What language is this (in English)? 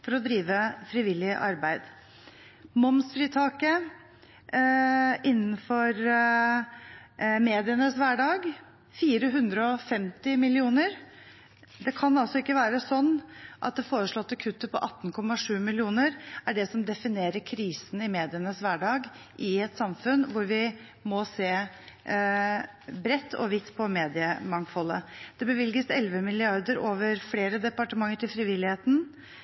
Norwegian Bokmål